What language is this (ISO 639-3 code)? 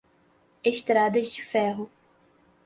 por